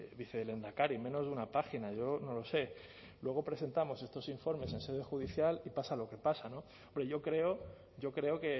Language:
Spanish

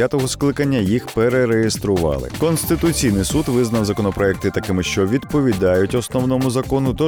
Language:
Ukrainian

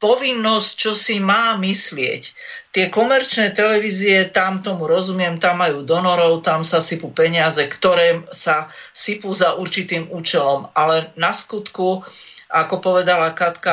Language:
Slovak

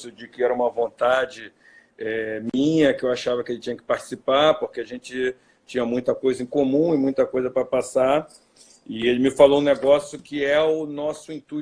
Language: Portuguese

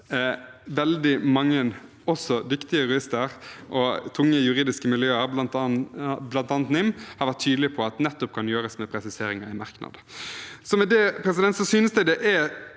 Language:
Norwegian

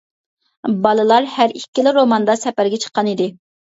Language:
Uyghur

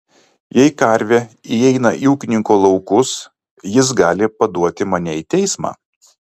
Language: Lithuanian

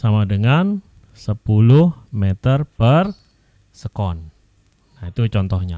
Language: Indonesian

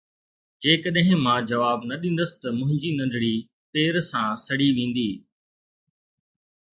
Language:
Sindhi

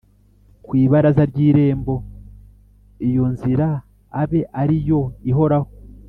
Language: Kinyarwanda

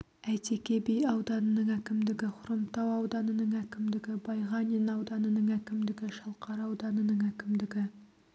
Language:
Kazakh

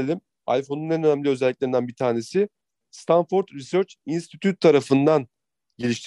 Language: Turkish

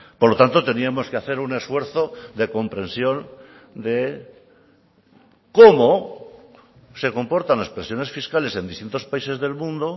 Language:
Spanish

